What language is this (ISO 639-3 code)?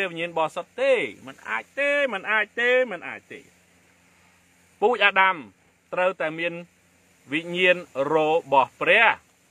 tha